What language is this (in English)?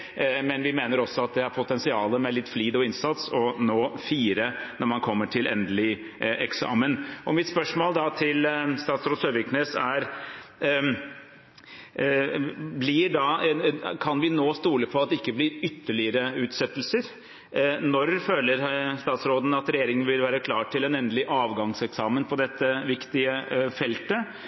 Norwegian Bokmål